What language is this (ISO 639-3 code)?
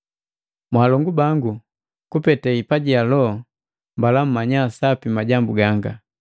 mgv